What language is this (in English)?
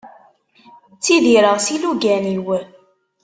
Kabyle